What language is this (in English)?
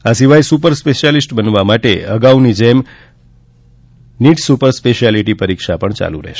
Gujarati